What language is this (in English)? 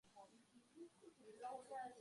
Chinese